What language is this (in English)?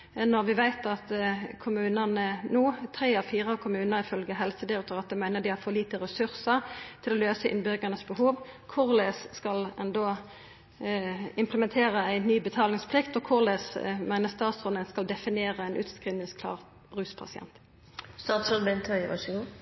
Norwegian Nynorsk